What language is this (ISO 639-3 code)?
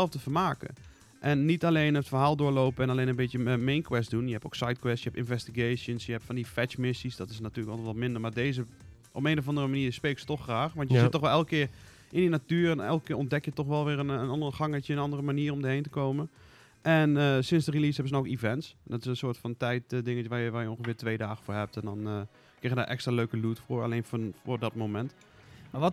nld